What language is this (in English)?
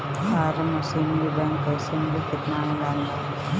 Bhojpuri